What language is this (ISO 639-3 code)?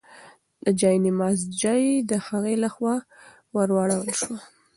pus